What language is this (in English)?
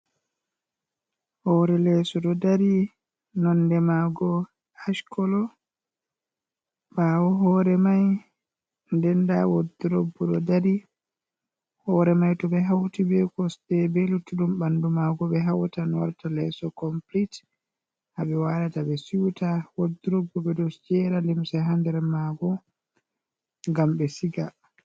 Fula